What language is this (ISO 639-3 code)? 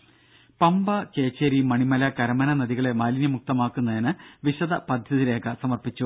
mal